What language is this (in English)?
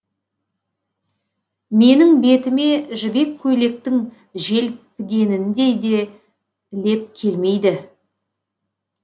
Kazakh